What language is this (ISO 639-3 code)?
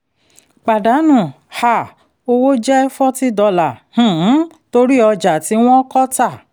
yor